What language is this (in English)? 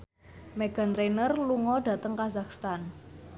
Javanese